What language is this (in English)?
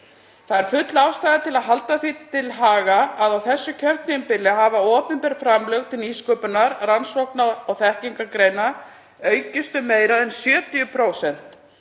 Icelandic